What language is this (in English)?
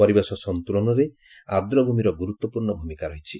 Odia